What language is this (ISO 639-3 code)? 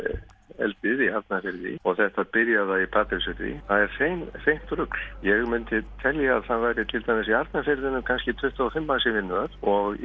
isl